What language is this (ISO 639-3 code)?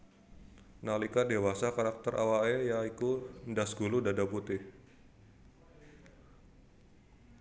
jav